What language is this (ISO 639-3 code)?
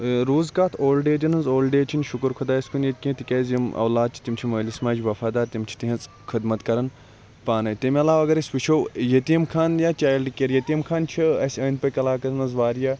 kas